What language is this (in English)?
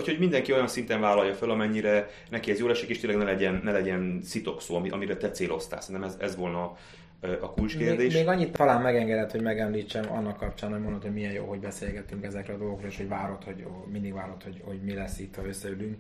Hungarian